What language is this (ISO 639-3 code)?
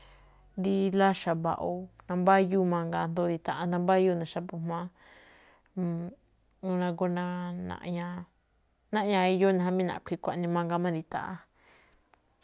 tcf